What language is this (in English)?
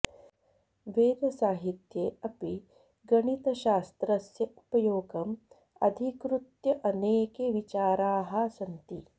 Sanskrit